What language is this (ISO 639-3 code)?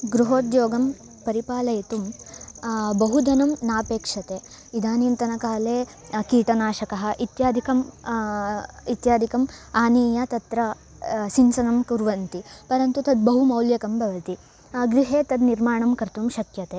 san